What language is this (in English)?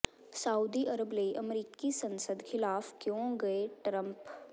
Punjabi